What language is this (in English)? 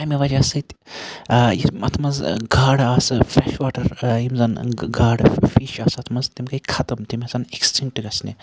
Kashmiri